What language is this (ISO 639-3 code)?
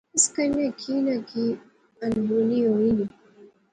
phr